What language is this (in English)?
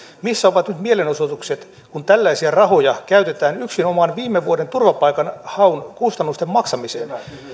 Finnish